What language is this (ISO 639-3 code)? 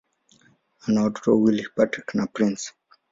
swa